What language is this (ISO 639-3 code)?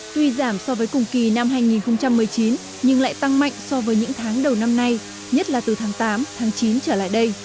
vie